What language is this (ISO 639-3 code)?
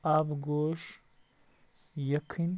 kas